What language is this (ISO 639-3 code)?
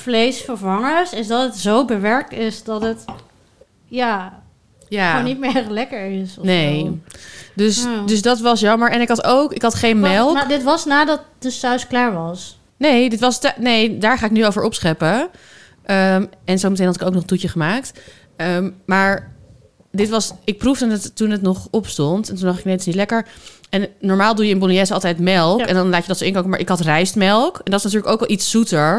nld